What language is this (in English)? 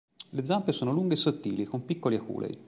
Italian